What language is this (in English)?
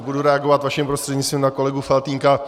Czech